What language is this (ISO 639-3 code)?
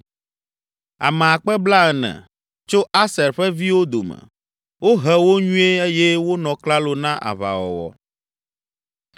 ewe